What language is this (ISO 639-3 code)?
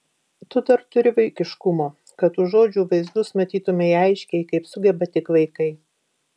lit